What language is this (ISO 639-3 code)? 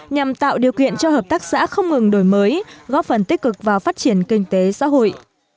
vie